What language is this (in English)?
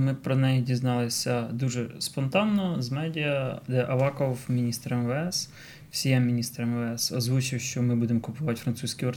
Ukrainian